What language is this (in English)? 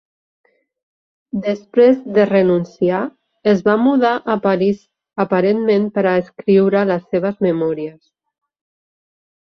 Catalan